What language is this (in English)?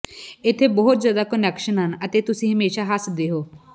Punjabi